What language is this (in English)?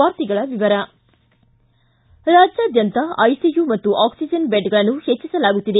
Kannada